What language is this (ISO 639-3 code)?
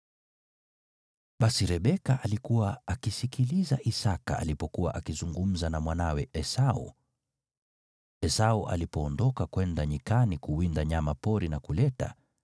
swa